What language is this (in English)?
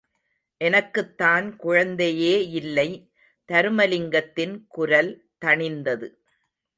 Tamil